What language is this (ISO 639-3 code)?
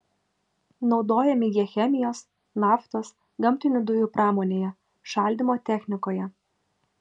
lit